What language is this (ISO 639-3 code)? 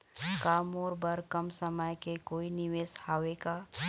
hne